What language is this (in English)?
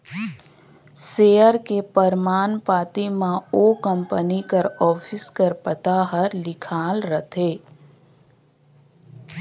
Chhattisgarhi